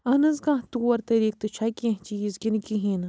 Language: Kashmiri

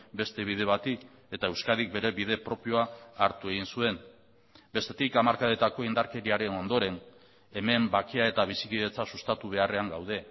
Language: Basque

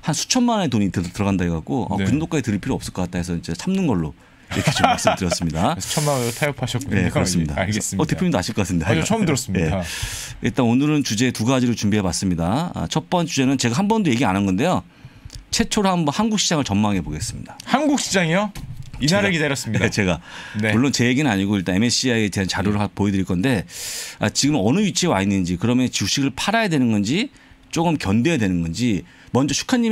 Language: Korean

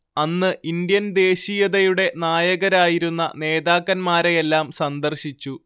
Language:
Malayalam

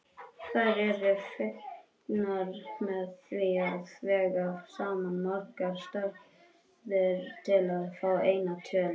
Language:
Icelandic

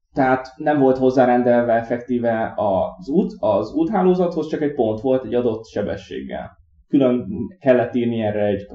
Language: Hungarian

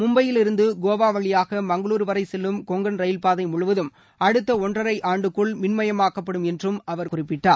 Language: Tamil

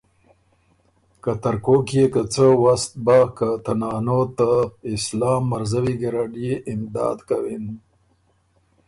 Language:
Ormuri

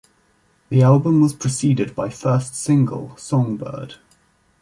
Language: English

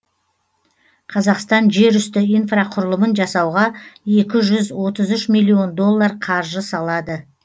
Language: Kazakh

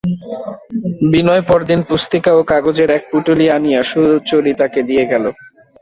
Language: Bangla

